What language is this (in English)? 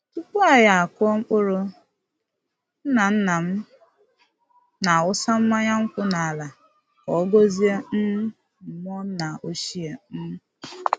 Igbo